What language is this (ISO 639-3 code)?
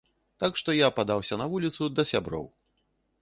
bel